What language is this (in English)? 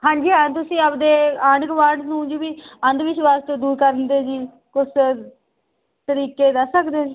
Punjabi